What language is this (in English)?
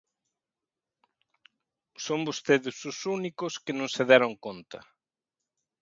Galician